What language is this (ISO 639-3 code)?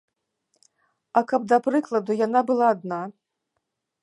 bel